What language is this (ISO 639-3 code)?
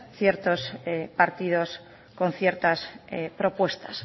spa